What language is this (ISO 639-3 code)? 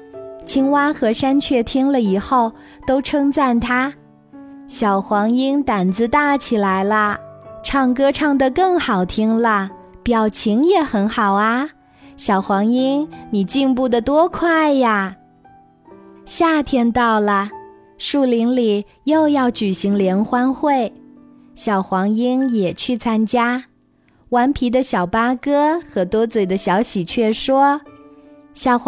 zho